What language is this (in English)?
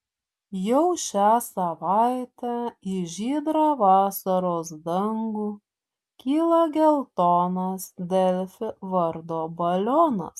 Lithuanian